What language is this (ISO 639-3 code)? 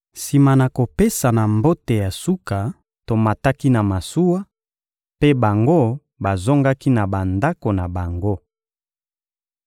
lin